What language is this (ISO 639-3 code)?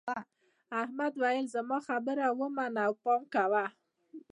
pus